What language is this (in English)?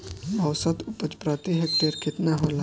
Bhojpuri